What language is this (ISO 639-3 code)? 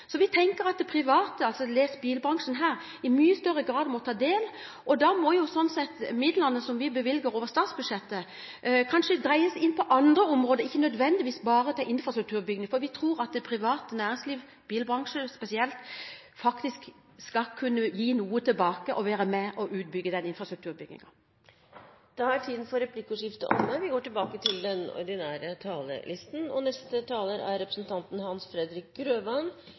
nor